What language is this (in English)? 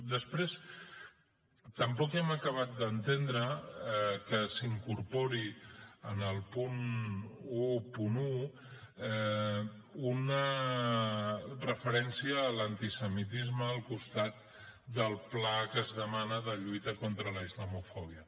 Catalan